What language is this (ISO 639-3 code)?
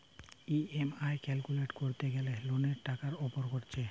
ben